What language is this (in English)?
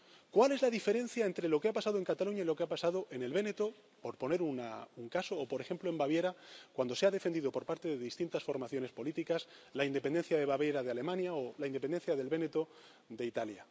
Spanish